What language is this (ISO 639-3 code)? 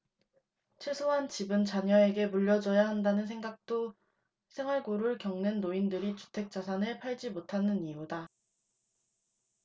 kor